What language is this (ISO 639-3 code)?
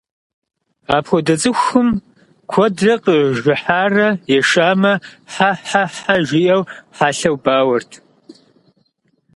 kbd